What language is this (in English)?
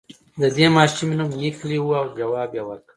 Pashto